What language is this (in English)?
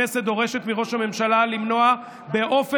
Hebrew